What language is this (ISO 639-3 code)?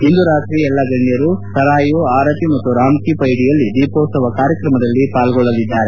kan